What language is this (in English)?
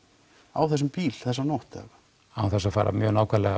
Icelandic